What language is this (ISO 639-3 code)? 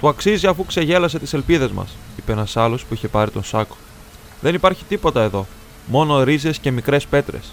ell